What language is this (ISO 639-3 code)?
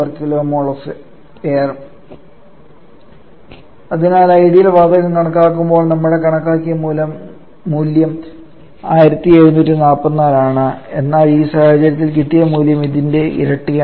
mal